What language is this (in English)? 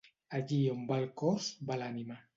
Catalan